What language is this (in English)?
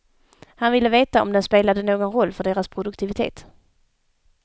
Swedish